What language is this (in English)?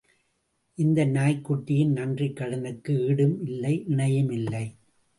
Tamil